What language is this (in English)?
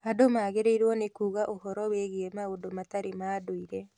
Kikuyu